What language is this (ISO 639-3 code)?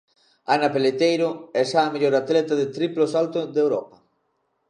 glg